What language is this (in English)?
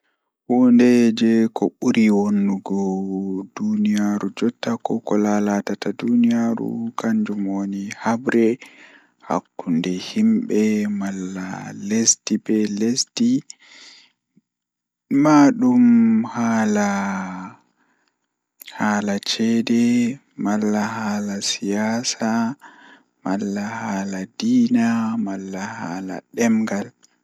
Fula